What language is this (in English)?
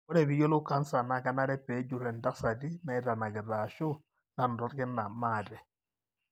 Masai